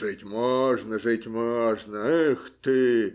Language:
Russian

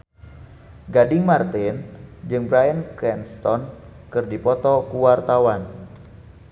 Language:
Sundanese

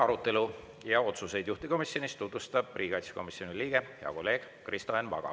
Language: Estonian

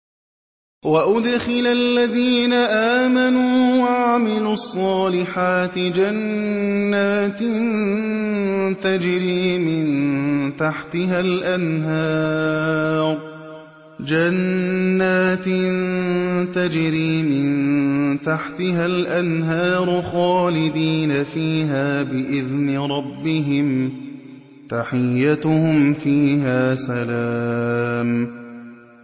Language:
Arabic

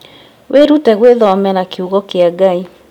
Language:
Kikuyu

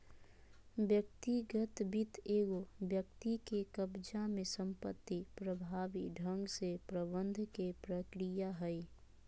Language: Magahi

